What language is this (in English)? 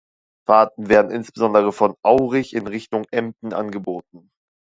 German